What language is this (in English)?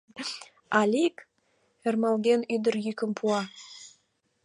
Mari